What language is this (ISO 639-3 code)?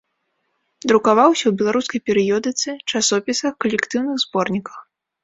bel